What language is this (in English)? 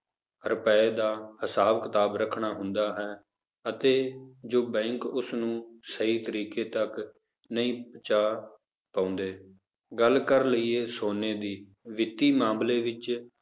Punjabi